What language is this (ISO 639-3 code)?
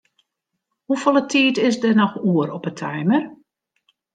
fry